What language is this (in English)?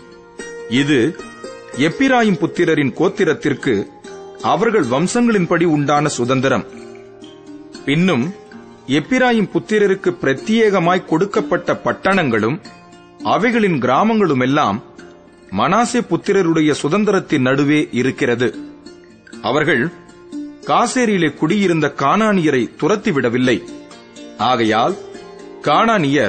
Tamil